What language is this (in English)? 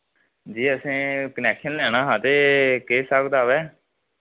Dogri